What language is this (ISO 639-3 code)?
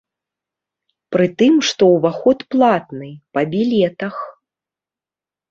bel